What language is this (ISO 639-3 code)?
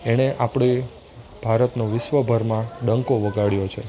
guj